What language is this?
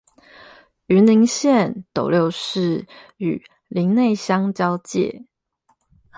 Chinese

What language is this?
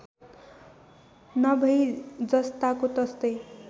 Nepali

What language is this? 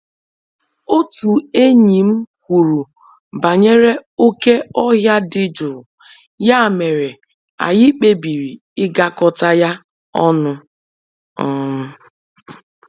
Igbo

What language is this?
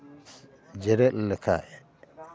Santali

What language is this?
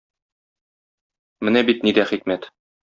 Tatar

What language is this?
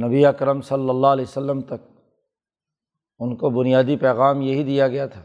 Urdu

